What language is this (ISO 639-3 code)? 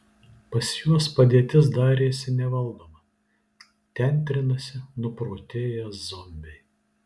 lit